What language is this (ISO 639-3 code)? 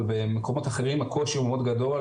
heb